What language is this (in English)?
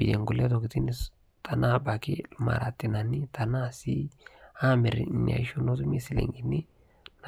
Masai